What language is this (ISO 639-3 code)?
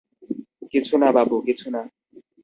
ben